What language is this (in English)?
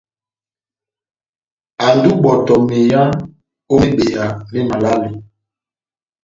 Batanga